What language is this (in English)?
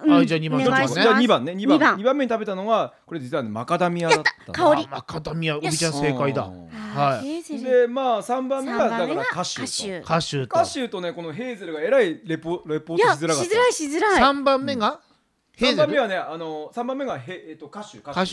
Japanese